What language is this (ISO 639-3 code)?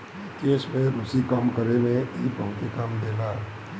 bho